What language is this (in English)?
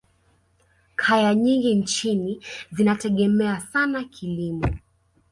Swahili